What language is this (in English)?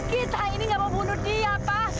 Indonesian